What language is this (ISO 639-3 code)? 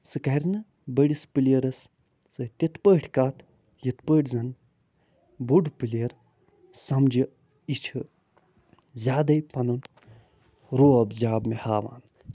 kas